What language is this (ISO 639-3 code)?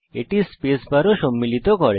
ben